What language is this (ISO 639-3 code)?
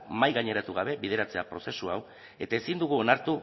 eus